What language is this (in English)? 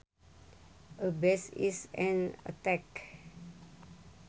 Sundanese